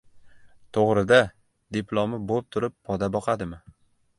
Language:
Uzbek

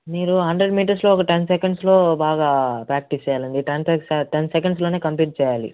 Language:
Telugu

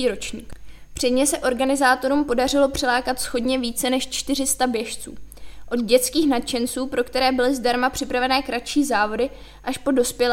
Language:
Czech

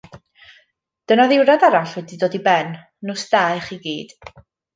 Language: Welsh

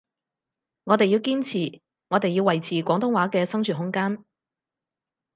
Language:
Cantonese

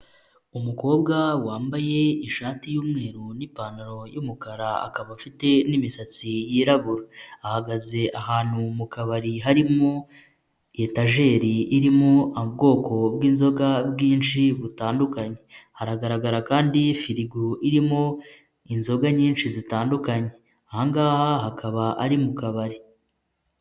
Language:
Kinyarwanda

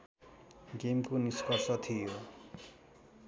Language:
Nepali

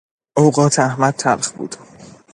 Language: Persian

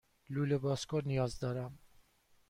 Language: Persian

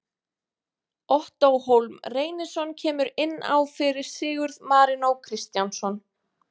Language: Icelandic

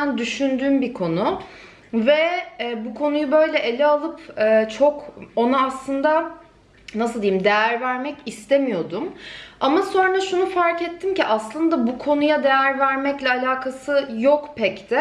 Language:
Turkish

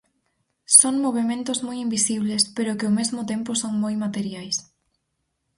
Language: Galician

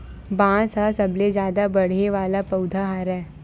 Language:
Chhattisgarhi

